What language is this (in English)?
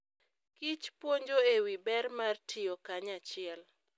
Luo (Kenya and Tanzania)